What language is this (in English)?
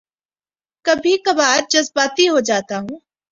Urdu